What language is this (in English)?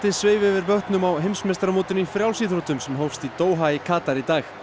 Icelandic